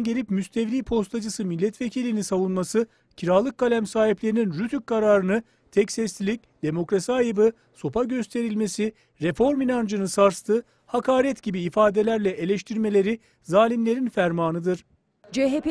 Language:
Turkish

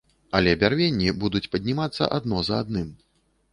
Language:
Belarusian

